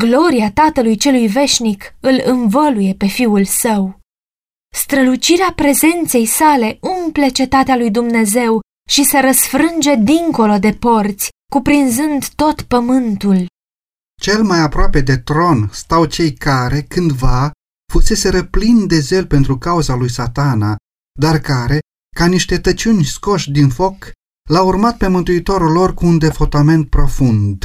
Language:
Romanian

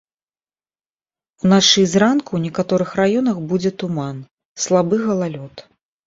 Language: Belarusian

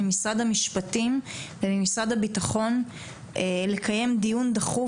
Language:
Hebrew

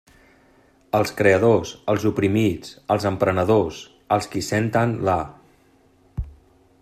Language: Catalan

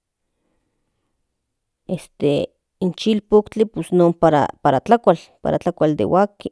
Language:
Central Nahuatl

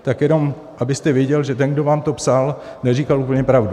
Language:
Czech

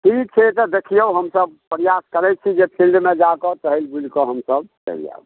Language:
Maithili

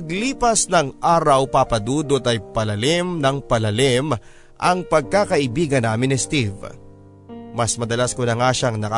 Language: Filipino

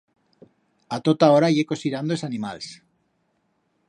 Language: Aragonese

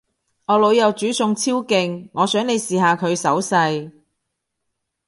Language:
Cantonese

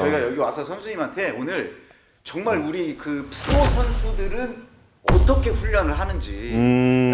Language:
Korean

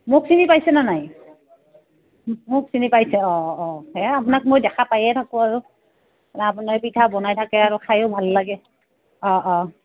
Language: Assamese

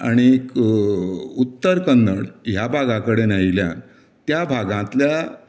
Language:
Konkani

